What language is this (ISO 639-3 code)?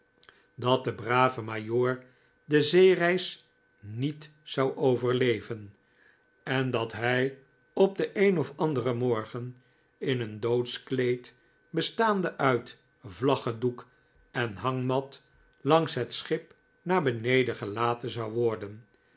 nld